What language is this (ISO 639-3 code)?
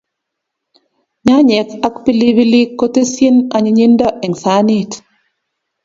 kln